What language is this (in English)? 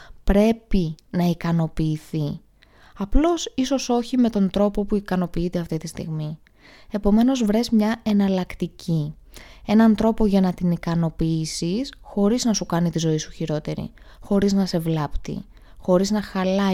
Greek